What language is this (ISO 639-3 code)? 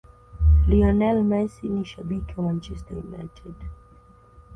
swa